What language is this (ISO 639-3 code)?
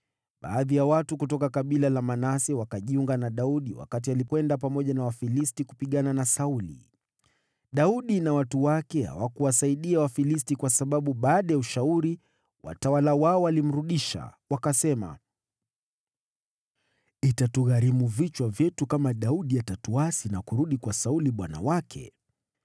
swa